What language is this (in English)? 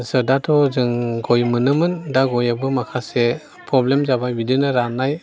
Bodo